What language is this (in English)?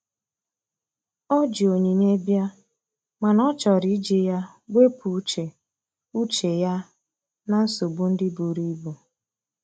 Igbo